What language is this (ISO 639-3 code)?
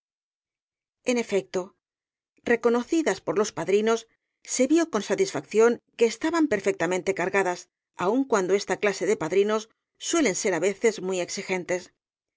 spa